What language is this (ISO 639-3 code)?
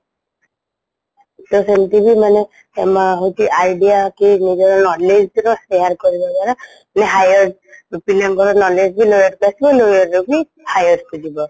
ori